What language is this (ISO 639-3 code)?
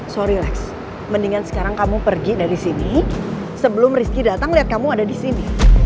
ind